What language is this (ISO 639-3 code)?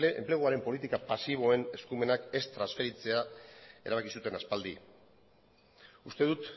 eus